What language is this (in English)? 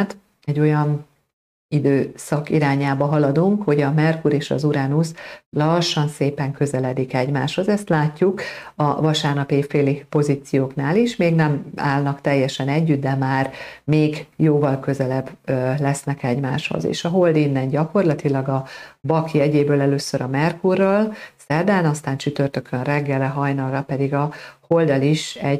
Hungarian